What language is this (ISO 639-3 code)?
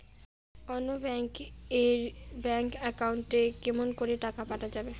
ben